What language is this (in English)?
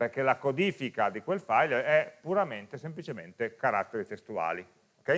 Italian